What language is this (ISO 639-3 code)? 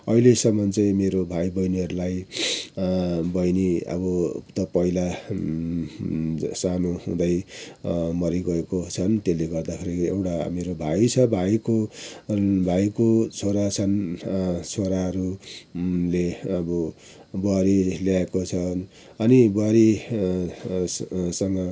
nep